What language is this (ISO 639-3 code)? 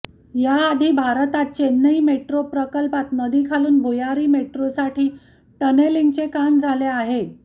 mar